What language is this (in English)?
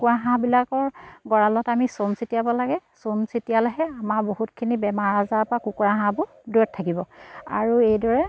Assamese